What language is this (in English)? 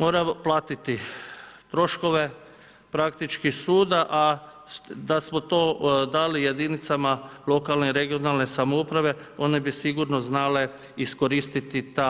Croatian